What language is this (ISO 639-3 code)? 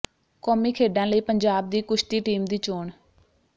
pan